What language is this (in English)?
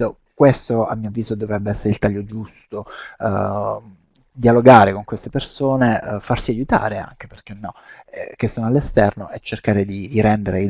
Italian